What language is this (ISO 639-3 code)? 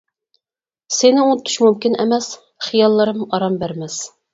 uig